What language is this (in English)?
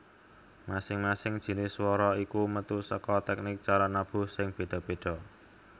Javanese